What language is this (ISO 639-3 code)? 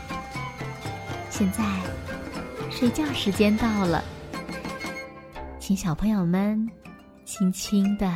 zho